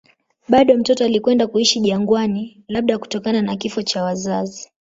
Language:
Swahili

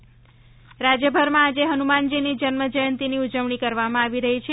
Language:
Gujarati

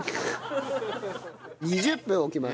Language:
Japanese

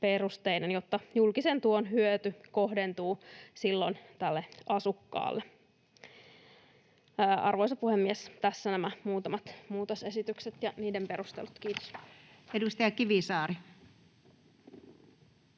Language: Finnish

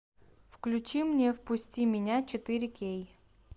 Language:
Russian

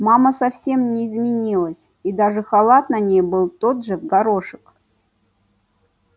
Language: Russian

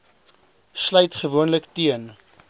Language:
Afrikaans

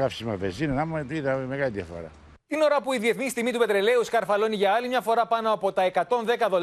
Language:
Greek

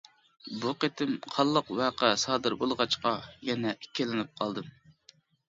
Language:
Uyghur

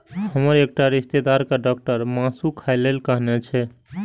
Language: Maithili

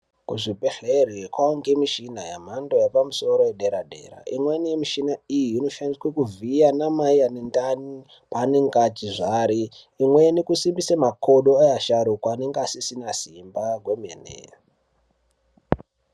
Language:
Ndau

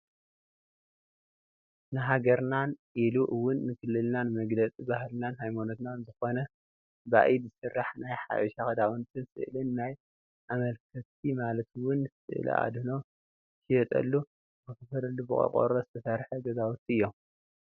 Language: Tigrinya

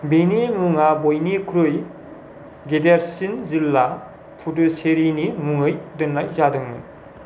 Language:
Bodo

